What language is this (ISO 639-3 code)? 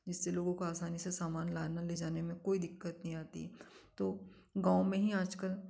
hin